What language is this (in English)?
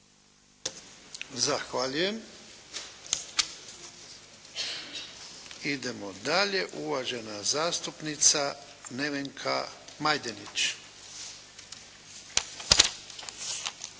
Croatian